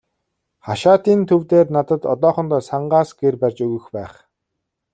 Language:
Mongolian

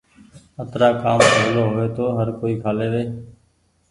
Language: Goaria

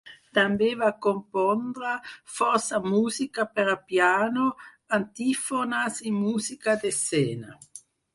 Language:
Catalan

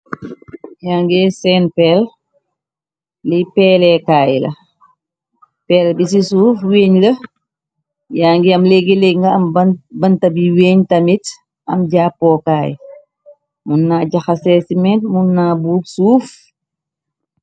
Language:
Wolof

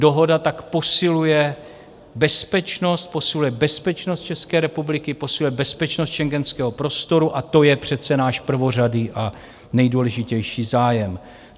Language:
Czech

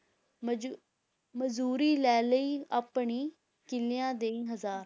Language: Punjabi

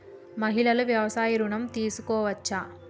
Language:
Telugu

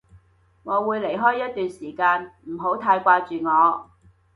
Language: Cantonese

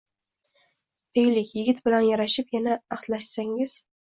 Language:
Uzbek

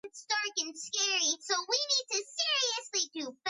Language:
Georgian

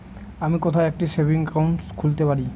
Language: Bangla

